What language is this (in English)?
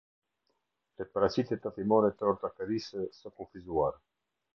Albanian